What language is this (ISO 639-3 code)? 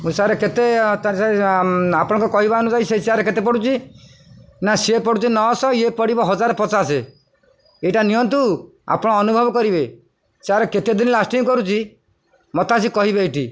ori